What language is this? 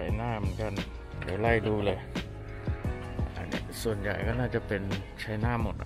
Thai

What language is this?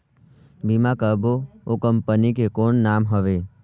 Chhattisgarhi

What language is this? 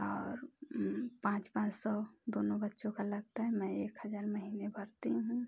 Hindi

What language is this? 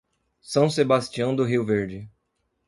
Portuguese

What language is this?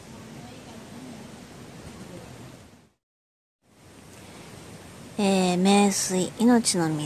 Japanese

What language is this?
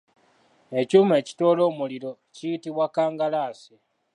Ganda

